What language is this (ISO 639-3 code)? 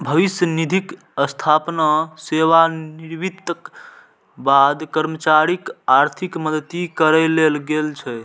mai